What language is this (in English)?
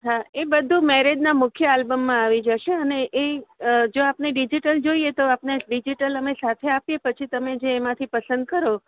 Gujarati